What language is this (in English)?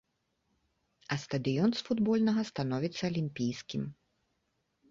Belarusian